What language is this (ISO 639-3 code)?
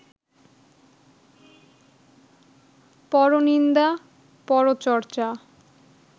ben